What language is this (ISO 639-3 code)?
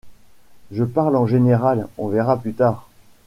fra